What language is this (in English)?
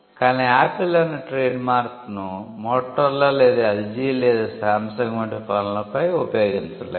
Telugu